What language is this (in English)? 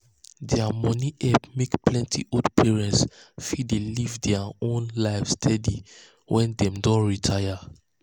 Nigerian Pidgin